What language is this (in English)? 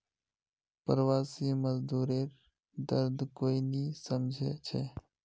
Magahi